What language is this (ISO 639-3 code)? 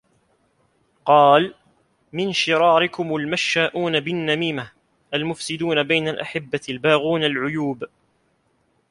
ara